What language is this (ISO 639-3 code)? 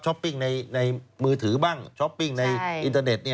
tha